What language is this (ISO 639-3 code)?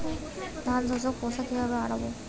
ben